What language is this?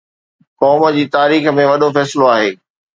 Sindhi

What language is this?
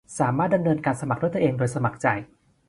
Thai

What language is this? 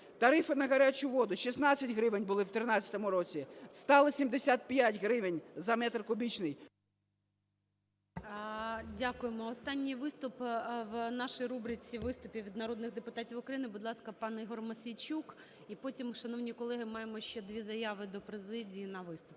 Ukrainian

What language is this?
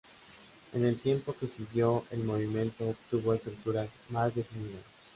Spanish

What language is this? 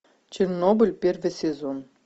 Russian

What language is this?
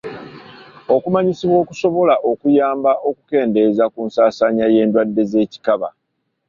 Ganda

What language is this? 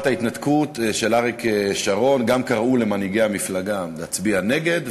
Hebrew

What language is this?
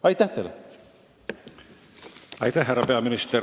Estonian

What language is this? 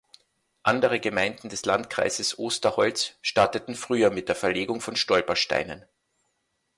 German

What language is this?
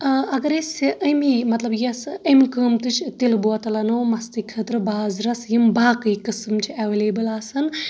Kashmiri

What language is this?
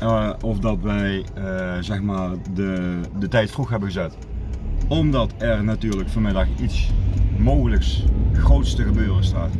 Dutch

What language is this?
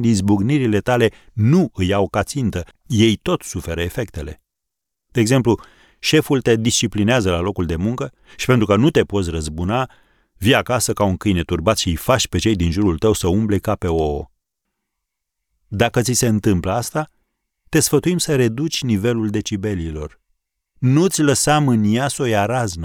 Romanian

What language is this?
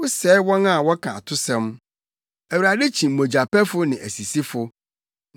Akan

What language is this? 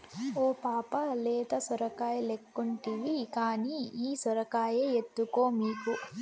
Telugu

